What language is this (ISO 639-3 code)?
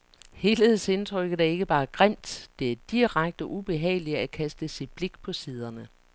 dan